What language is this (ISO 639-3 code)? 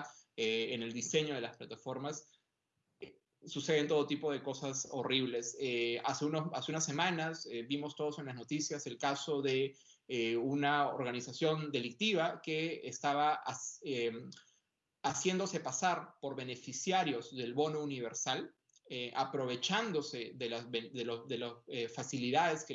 spa